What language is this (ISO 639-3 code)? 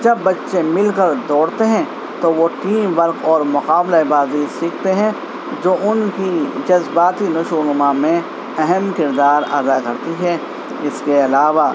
urd